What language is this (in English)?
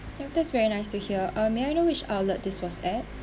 English